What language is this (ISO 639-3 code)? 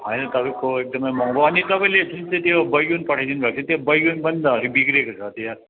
nep